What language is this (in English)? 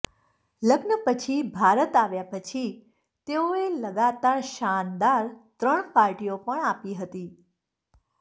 Gujarati